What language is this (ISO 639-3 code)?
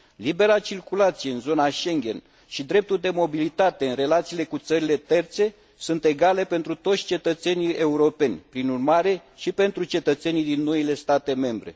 ron